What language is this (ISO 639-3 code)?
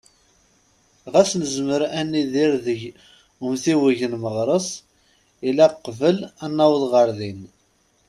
kab